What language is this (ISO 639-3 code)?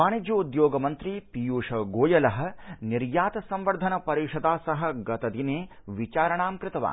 san